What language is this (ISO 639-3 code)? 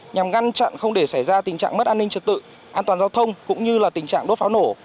vie